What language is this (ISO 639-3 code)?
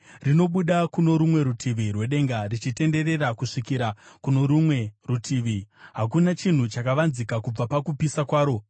sna